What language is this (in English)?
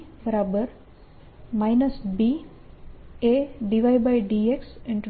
Gujarati